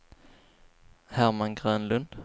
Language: Swedish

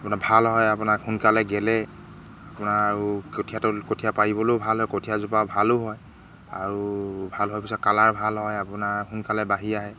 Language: Assamese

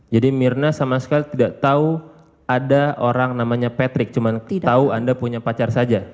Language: Indonesian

